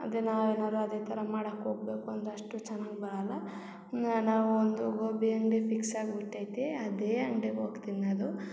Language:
Kannada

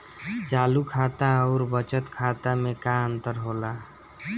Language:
Bhojpuri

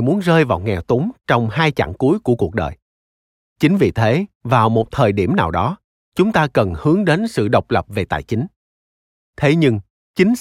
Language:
Vietnamese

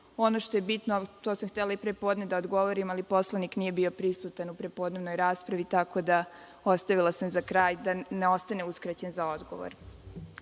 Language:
Serbian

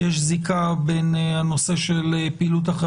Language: Hebrew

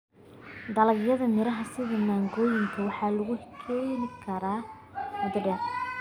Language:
Somali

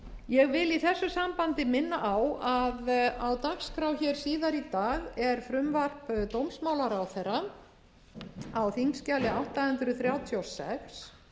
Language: Icelandic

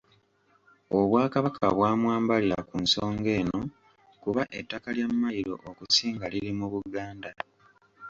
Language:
Ganda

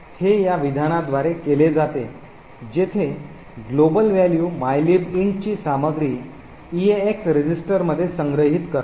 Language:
Marathi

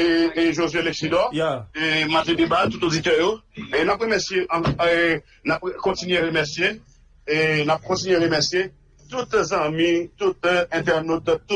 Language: French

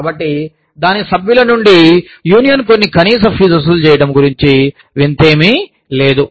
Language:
Telugu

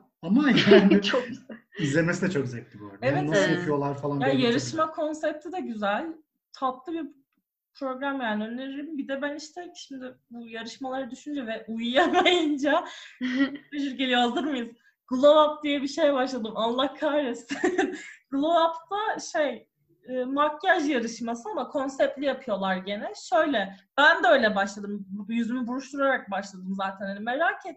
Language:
Turkish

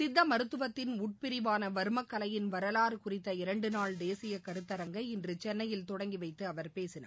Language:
Tamil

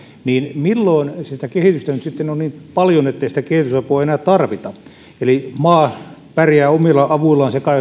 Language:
Finnish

